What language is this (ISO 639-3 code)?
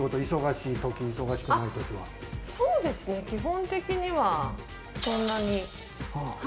jpn